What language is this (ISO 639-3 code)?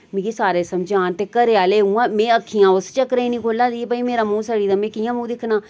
doi